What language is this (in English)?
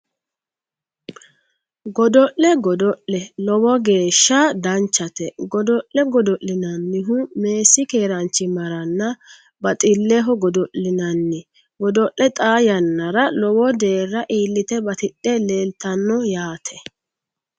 Sidamo